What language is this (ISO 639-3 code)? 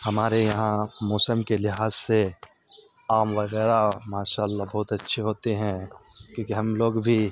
urd